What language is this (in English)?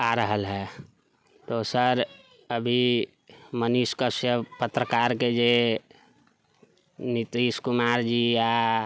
Maithili